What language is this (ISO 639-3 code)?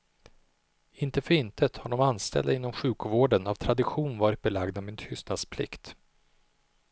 swe